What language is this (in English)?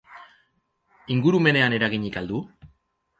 Basque